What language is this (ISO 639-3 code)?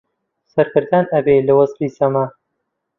ckb